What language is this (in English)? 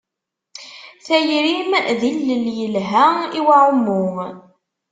Kabyle